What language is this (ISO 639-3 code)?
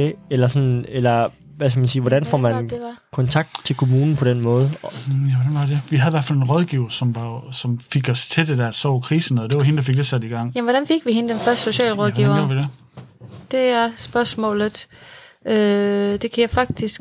dan